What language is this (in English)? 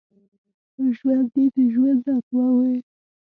Pashto